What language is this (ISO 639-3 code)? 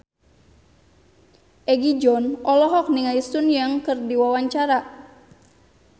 sun